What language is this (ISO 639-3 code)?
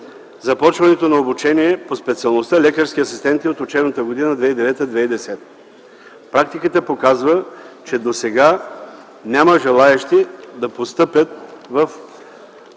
bul